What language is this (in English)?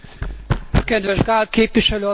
Hungarian